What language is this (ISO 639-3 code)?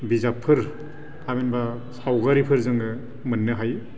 brx